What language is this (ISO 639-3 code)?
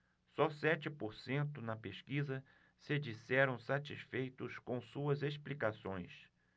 por